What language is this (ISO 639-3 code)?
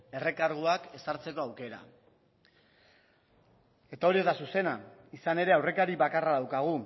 eus